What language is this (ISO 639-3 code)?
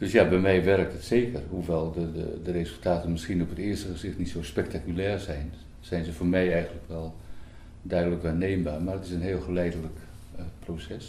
nld